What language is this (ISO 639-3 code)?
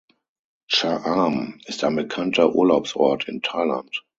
deu